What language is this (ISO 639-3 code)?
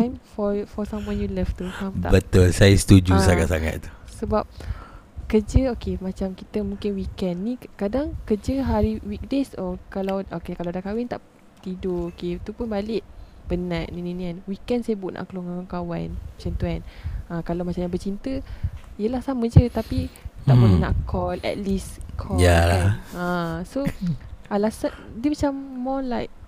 msa